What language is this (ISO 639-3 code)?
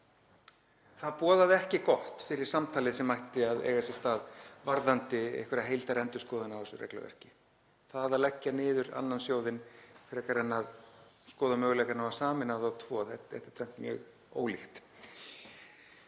isl